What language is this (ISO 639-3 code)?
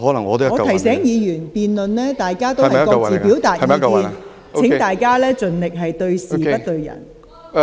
yue